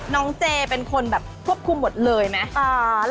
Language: Thai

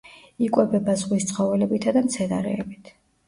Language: Georgian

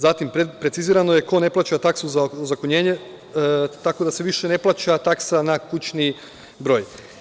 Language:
Serbian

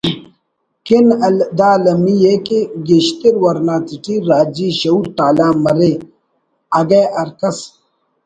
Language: Brahui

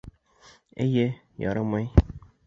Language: Bashkir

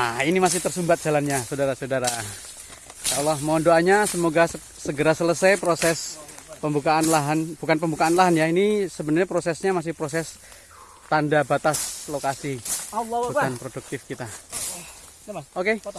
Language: Indonesian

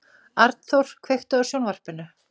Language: Icelandic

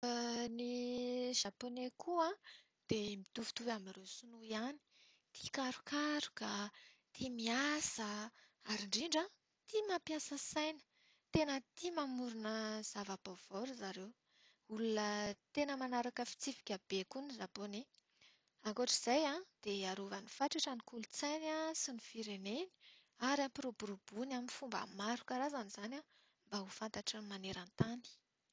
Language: Malagasy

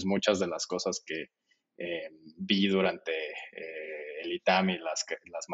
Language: Spanish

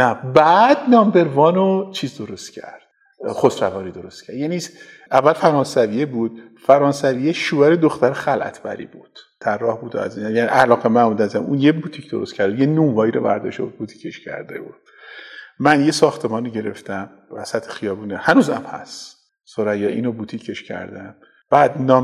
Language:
Persian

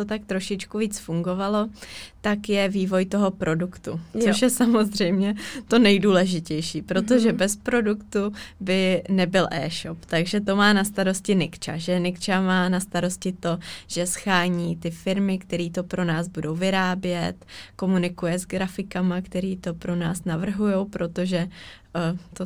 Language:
Czech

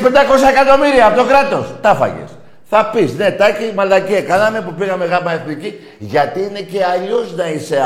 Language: Greek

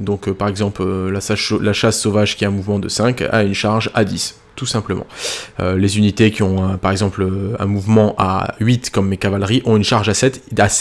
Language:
French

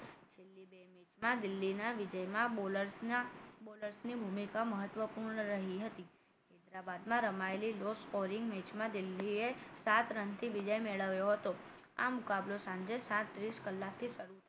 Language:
Gujarati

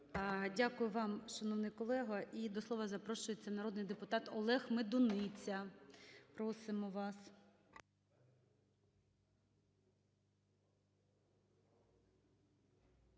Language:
Ukrainian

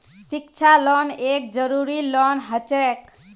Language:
Magahi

